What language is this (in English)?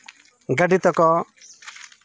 Santali